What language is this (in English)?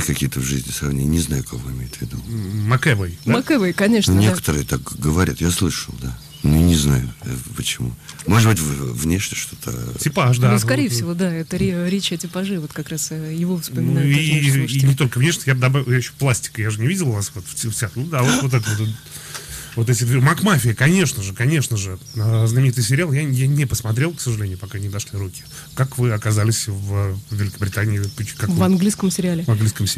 Russian